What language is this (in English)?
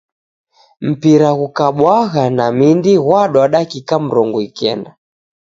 Taita